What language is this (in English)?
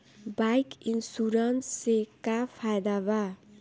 Bhojpuri